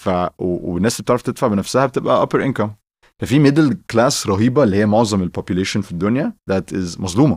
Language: Arabic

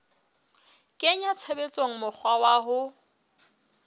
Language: Southern Sotho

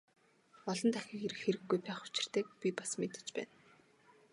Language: Mongolian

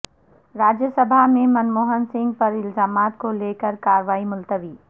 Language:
Urdu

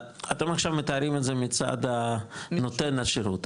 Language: Hebrew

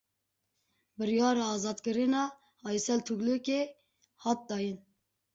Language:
Kurdish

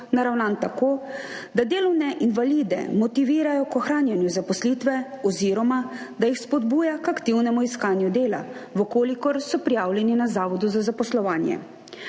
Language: Slovenian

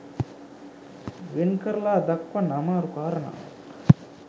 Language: Sinhala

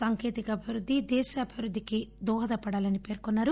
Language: Telugu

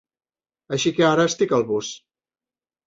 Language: Catalan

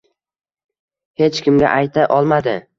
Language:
Uzbek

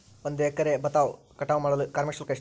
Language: Kannada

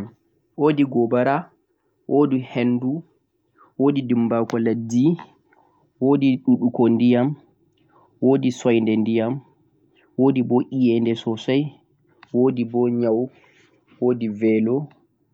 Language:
Central-Eastern Niger Fulfulde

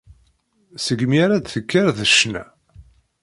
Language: Kabyle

